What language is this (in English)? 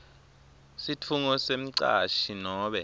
Swati